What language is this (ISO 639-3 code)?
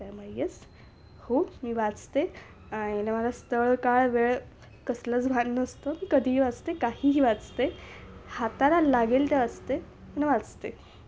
mar